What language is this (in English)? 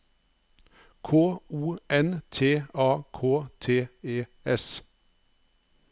Norwegian